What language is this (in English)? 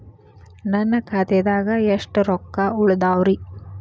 Kannada